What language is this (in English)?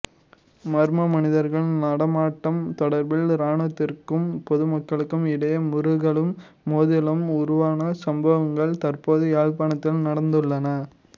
Tamil